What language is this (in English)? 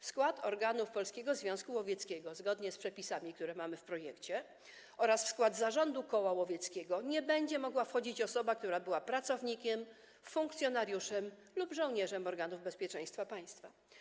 Polish